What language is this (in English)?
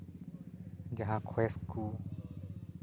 Santali